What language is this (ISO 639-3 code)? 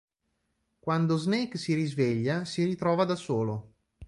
ita